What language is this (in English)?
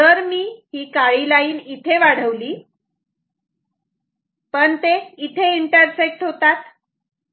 Marathi